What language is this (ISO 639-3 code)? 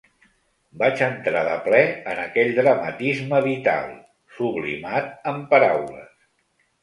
cat